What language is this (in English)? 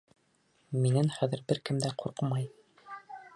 Bashkir